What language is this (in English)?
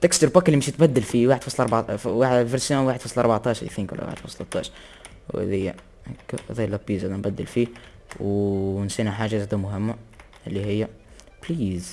Arabic